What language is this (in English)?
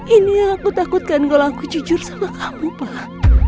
Indonesian